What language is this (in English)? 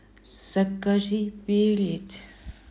Russian